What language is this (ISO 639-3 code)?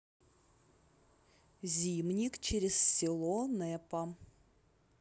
rus